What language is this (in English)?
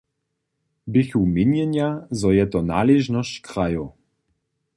Upper Sorbian